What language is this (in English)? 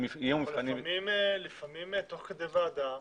Hebrew